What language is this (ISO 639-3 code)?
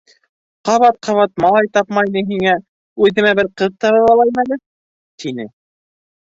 bak